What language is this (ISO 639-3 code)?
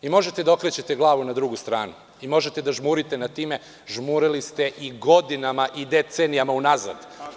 srp